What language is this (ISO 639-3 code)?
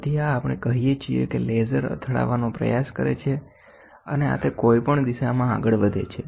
guj